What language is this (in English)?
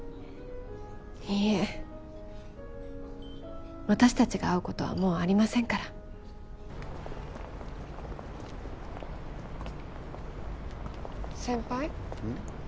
Japanese